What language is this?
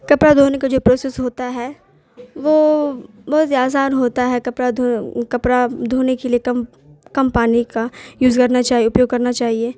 Urdu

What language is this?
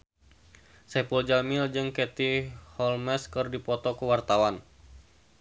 Sundanese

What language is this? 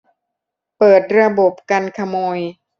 Thai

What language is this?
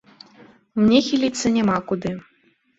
Belarusian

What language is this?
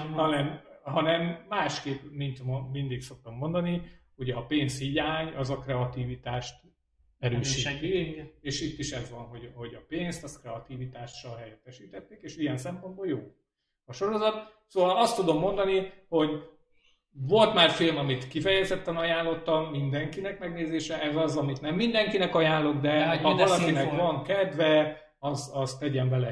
Hungarian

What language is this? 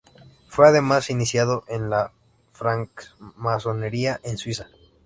Spanish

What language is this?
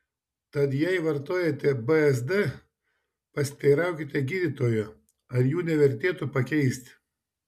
Lithuanian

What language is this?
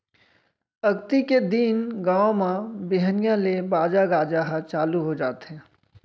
Chhattisgarhi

